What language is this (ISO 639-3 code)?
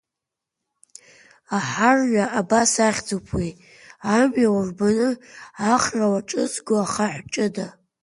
abk